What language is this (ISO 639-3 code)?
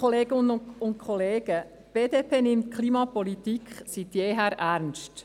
gsw